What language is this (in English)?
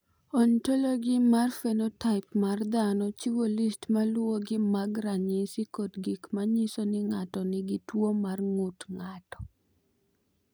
Luo (Kenya and Tanzania)